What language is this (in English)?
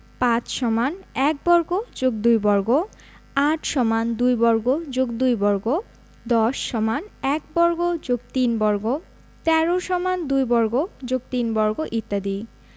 Bangla